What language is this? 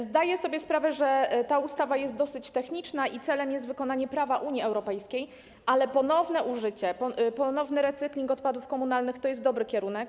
Polish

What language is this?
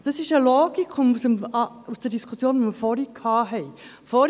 Swiss German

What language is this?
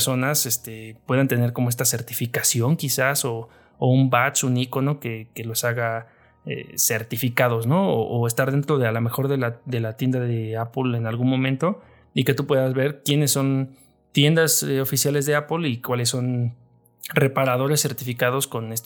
Spanish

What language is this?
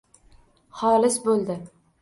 Uzbek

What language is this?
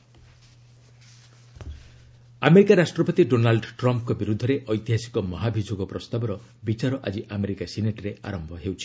Odia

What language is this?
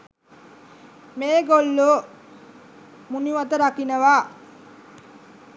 Sinhala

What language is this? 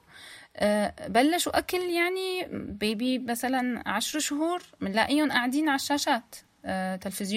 Arabic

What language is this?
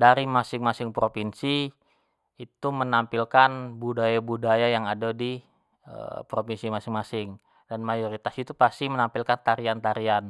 Jambi Malay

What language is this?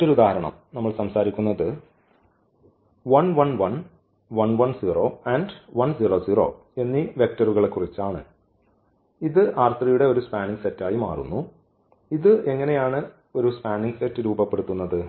Malayalam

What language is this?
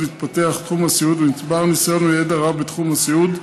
Hebrew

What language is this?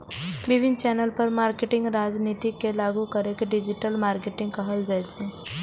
Maithili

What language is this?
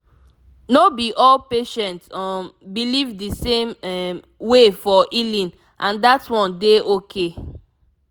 Nigerian Pidgin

